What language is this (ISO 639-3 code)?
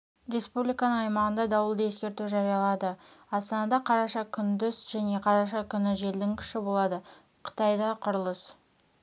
kaz